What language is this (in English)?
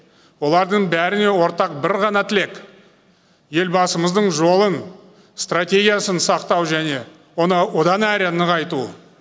Kazakh